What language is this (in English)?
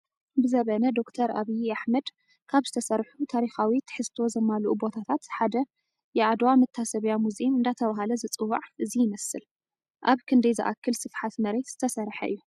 Tigrinya